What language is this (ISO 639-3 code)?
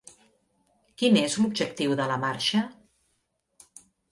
cat